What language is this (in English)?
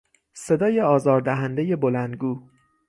Persian